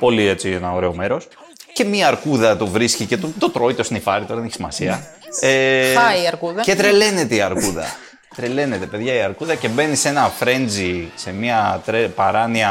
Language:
Greek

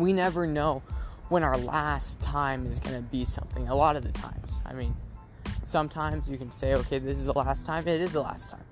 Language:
English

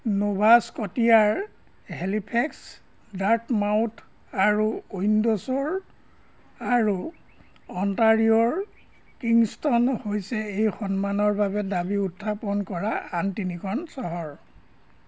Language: Assamese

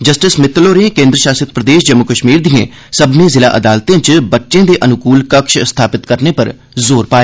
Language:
Dogri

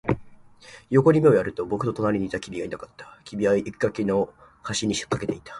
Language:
Japanese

